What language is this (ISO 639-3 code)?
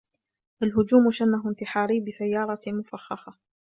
ara